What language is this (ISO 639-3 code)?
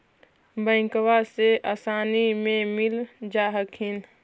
mag